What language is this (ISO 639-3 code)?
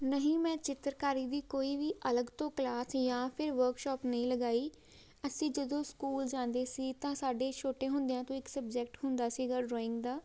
pan